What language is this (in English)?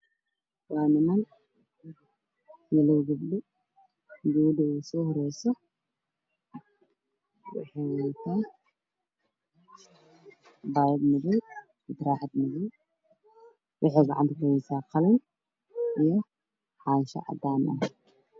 Somali